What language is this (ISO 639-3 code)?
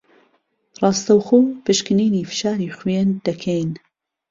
ckb